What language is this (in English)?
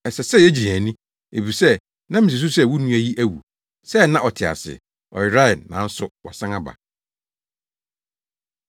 Akan